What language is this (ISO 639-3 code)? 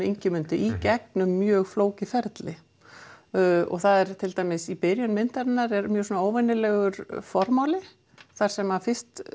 isl